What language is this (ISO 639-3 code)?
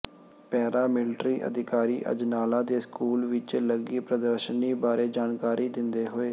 pan